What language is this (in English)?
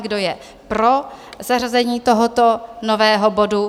Czech